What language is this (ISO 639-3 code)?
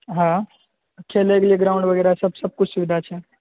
mai